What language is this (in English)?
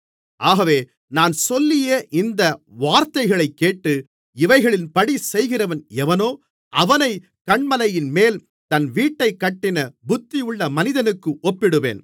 Tamil